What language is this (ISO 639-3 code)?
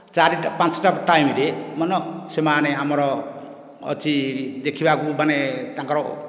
ori